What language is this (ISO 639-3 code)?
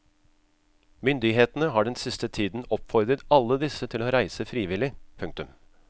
nor